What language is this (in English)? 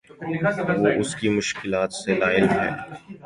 Urdu